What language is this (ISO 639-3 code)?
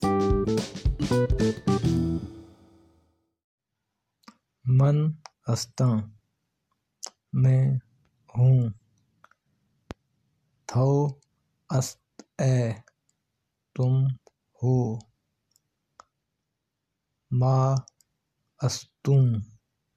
urd